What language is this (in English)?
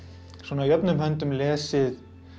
Icelandic